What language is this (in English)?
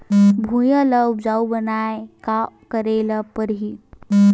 Chhattisgarhi